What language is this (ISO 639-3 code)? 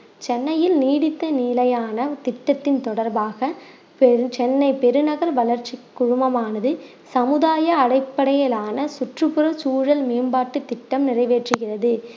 tam